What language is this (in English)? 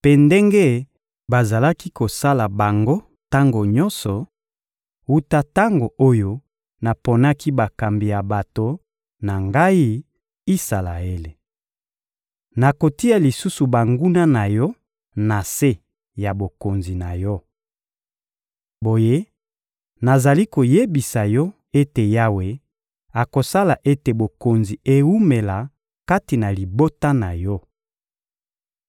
Lingala